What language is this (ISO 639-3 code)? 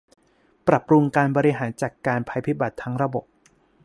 tha